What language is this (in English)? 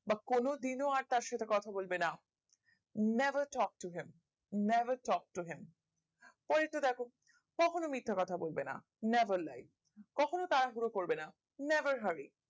Bangla